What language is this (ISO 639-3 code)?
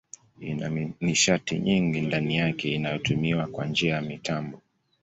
swa